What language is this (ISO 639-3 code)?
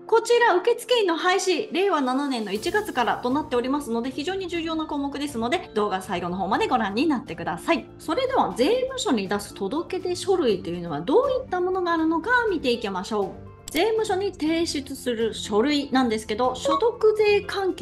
jpn